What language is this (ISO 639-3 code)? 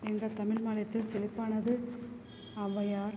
tam